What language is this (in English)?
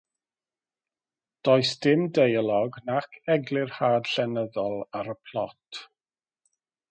Welsh